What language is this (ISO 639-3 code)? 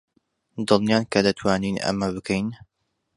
ckb